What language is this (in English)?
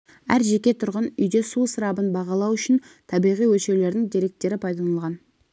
Kazakh